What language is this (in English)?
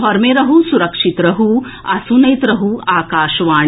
Maithili